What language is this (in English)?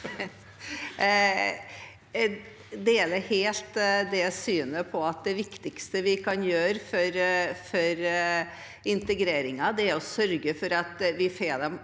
Norwegian